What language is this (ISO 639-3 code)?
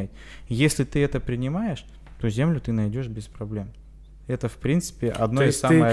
rus